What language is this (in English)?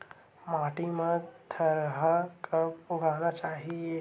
Chhattisgarhi